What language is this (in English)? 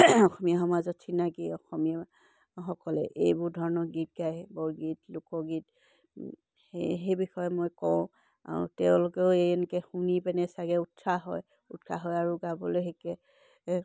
Assamese